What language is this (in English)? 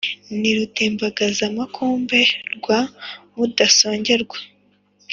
Kinyarwanda